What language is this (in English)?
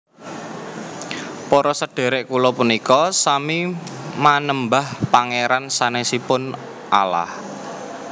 Javanese